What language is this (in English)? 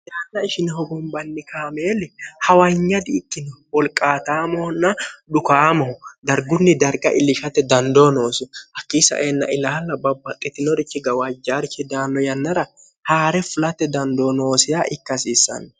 Sidamo